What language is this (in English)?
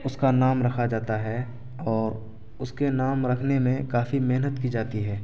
Urdu